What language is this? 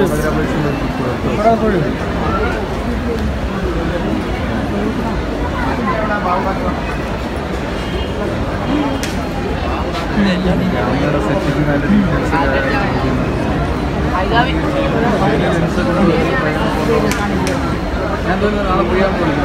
Arabic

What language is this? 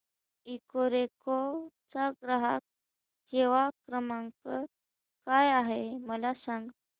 Marathi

